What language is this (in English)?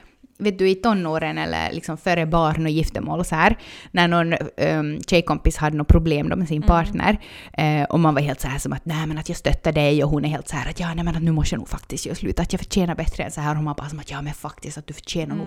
Swedish